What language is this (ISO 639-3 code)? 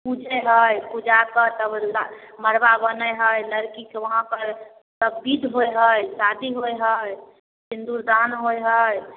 mai